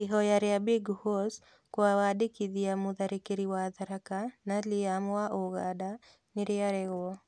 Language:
Kikuyu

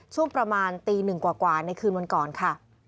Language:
Thai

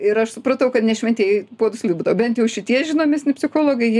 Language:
Lithuanian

